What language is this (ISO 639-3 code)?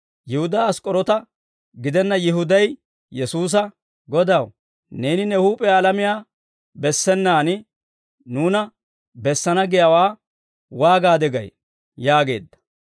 dwr